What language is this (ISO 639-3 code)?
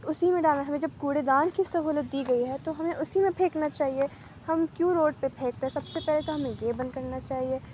urd